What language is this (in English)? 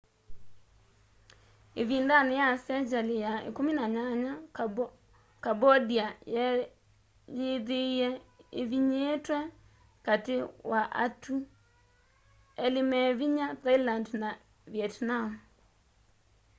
Kamba